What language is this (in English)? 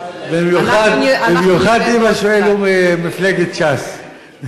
Hebrew